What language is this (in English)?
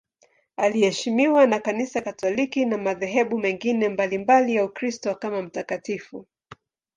Swahili